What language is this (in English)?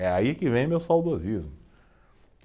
Portuguese